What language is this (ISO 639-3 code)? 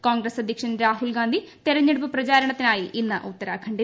mal